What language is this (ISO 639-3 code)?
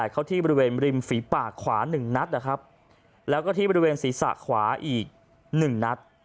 tha